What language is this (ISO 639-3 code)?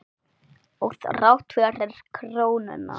isl